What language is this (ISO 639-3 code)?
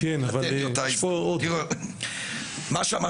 heb